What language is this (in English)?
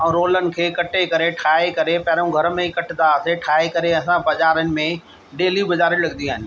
Sindhi